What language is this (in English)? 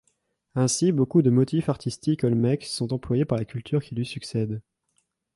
French